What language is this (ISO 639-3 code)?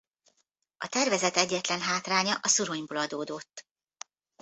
hun